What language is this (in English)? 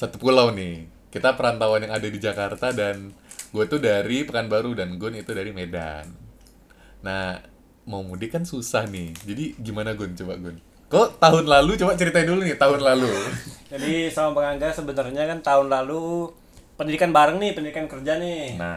Indonesian